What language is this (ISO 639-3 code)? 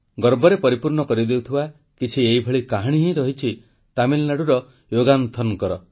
ori